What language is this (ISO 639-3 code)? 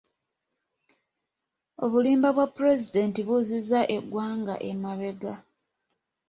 lug